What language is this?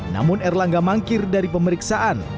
Indonesian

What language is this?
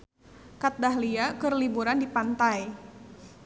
Sundanese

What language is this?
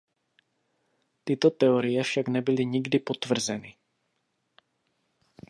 Czech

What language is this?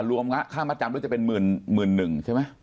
Thai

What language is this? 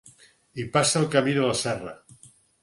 Catalan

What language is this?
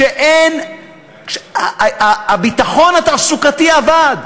Hebrew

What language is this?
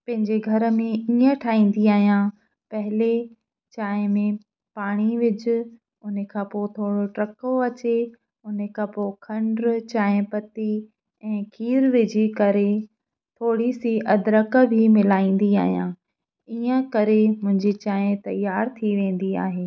Sindhi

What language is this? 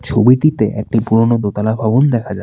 Bangla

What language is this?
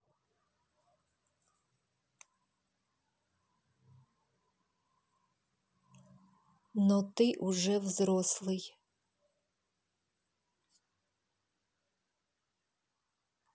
Russian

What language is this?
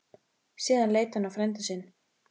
Icelandic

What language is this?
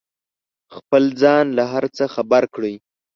Pashto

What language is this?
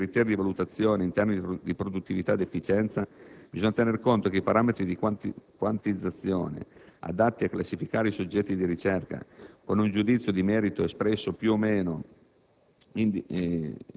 Italian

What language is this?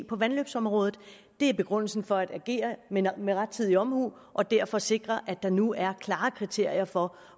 Danish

